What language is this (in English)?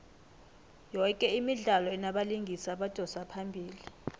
South Ndebele